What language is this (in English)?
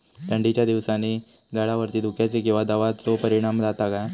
Marathi